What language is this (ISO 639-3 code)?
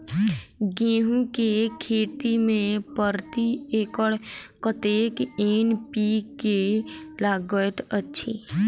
mai